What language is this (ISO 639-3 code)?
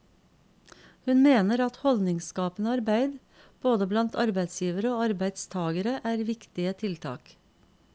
nor